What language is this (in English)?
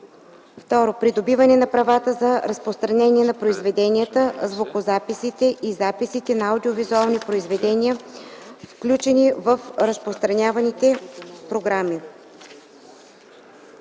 Bulgarian